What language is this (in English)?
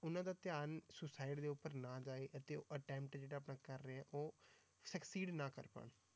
Punjabi